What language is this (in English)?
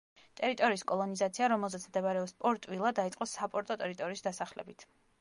Georgian